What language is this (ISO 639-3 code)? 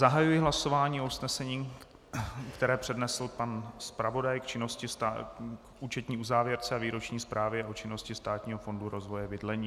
ces